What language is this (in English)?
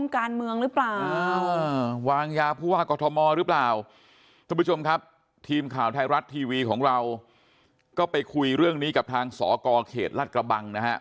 Thai